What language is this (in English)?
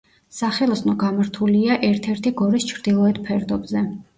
Georgian